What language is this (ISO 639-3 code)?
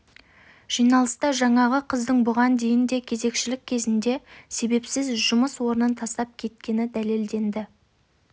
kaz